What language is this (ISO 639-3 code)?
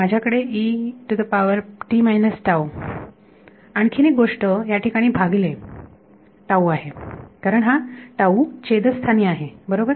mar